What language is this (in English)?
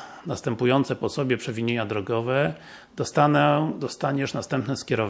Polish